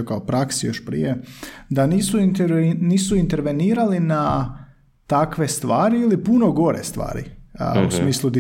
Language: Croatian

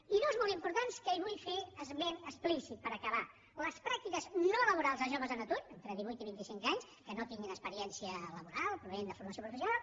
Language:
Catalan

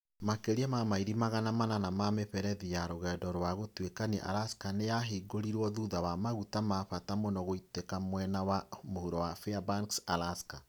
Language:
Kikuyu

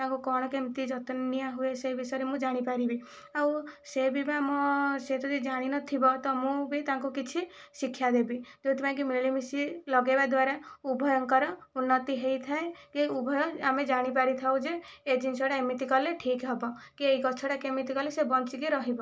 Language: Odia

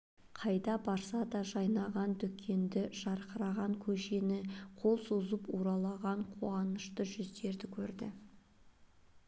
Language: Kazakh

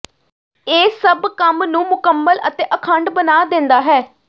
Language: Punjabi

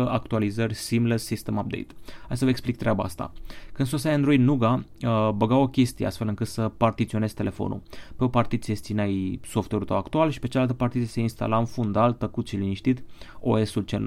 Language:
Romanian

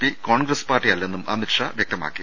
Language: Malayalam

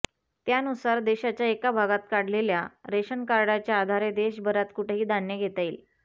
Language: Marathi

